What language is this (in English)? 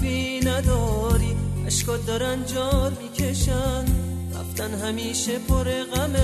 Persian